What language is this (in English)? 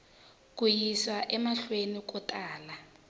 Tsonga